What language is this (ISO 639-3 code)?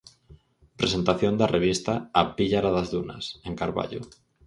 glg